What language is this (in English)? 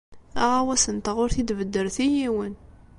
Kabyle